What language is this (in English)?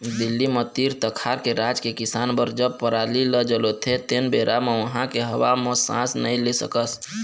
Chhattisgarhi